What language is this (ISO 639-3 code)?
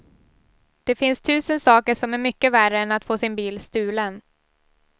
swe